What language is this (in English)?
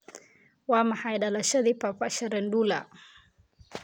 Somali